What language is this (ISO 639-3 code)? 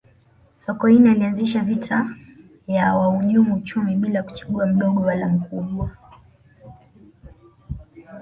swa